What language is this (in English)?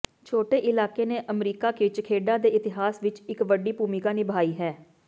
Punjabi